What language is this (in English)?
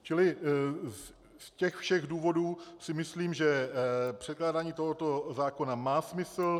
Czech